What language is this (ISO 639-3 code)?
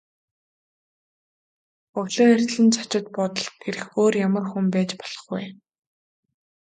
mon